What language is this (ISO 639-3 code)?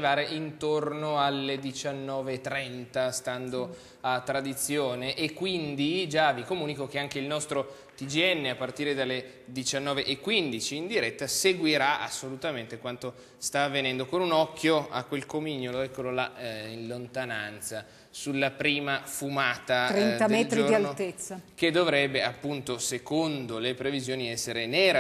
ita